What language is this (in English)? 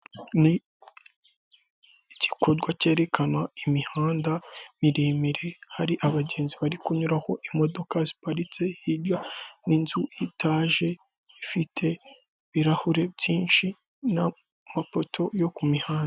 Kinyarwanda